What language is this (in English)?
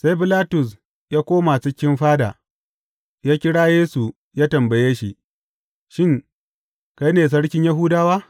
Hausa